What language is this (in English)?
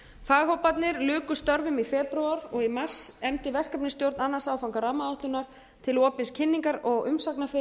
Icelandic